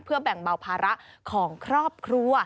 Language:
Thai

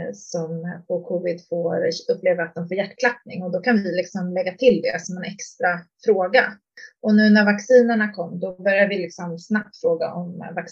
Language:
Swedish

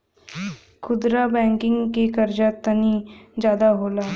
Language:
Bhojpuri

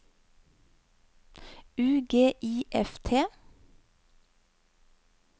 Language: Norwegian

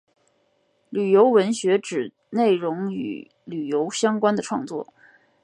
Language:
Chinese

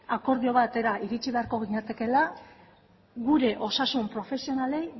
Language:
Basque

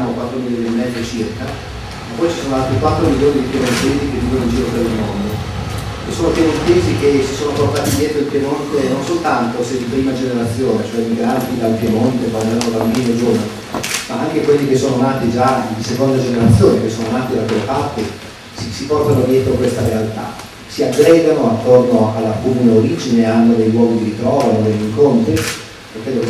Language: Italian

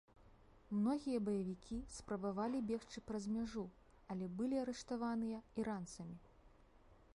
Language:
Belarusian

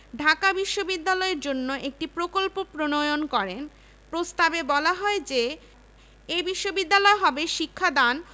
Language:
Bangla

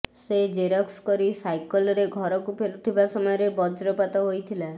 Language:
Odia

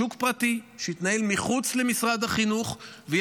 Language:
Hebrew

